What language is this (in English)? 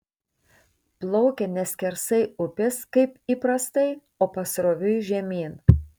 Lithuanian